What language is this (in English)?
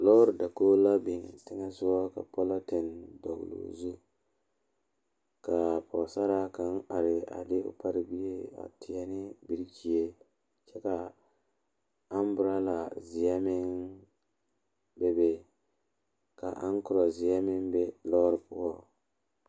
Southern Dagaare